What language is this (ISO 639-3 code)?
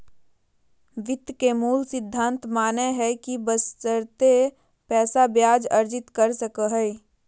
mag